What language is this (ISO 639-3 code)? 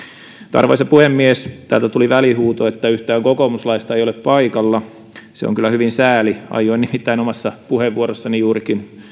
fin